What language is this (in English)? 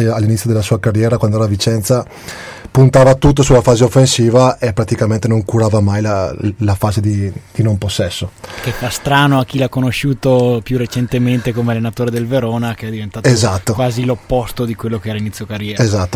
Italian